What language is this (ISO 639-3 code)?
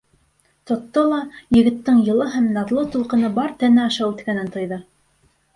bak